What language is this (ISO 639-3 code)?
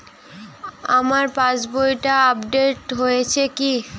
ben